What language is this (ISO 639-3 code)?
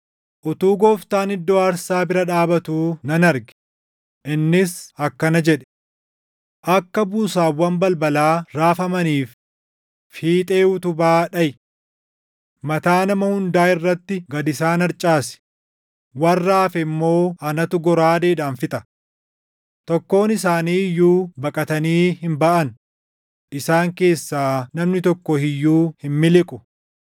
orm